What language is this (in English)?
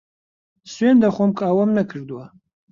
Central Kurdish